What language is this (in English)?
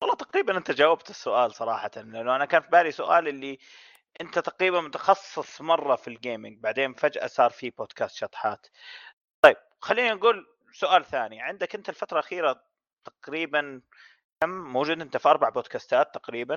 Arabic